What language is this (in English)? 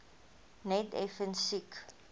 Afrikaans